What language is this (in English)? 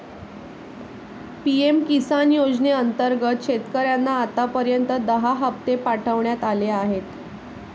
Marathi